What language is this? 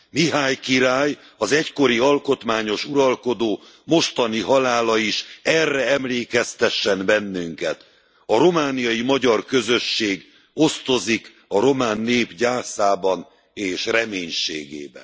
Hungarian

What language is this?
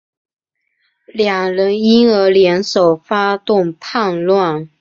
Chinese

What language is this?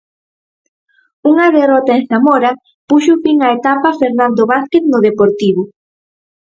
Galician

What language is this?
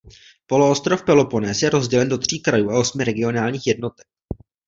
Czech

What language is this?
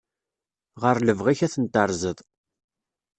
Kabyle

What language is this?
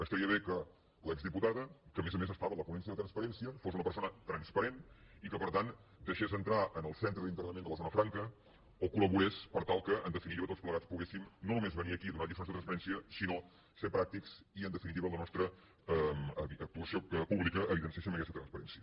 Catalan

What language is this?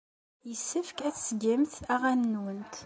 Kabyle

